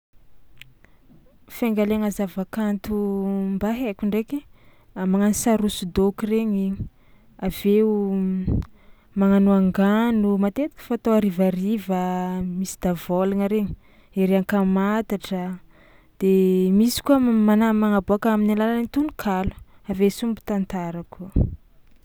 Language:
Tsimihety Malagasy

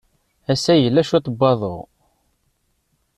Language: Kabyle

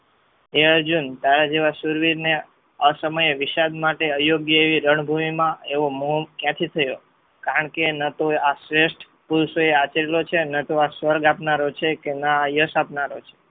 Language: Gujarati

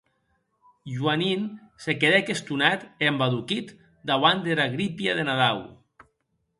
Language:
Occitan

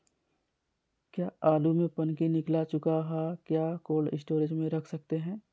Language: Magahi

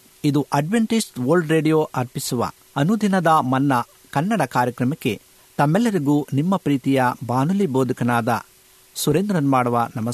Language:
Kannada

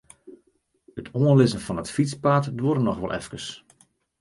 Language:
Western Frisian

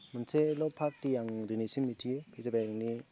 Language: Bodo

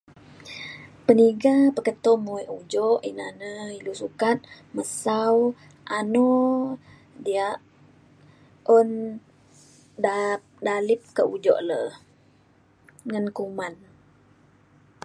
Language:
Mainstream Kenyah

